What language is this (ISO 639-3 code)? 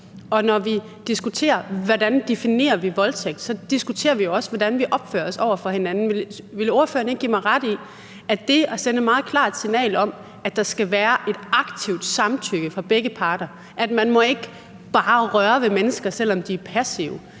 dan